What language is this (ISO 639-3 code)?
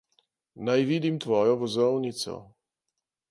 slv